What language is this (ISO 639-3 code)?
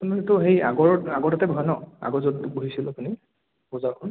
asm